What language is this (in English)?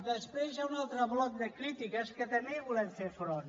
Catalan